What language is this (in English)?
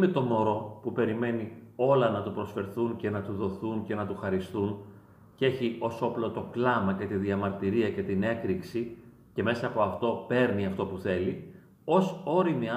Greek